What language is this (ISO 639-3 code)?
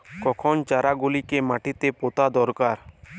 ben